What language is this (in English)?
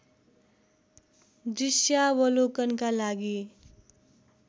Nepali